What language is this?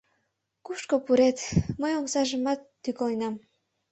Mari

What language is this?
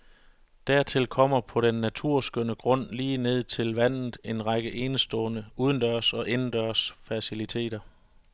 Danish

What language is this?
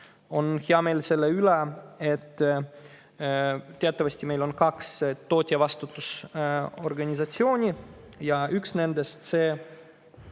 Estonian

